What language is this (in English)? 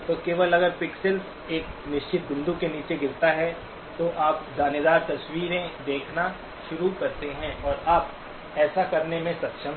Hindi